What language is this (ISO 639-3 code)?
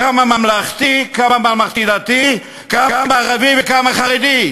heb